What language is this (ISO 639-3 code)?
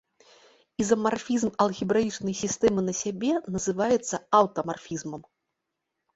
bel